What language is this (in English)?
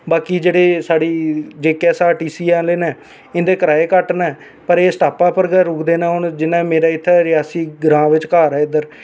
Dogri